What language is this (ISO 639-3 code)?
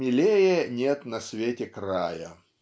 rus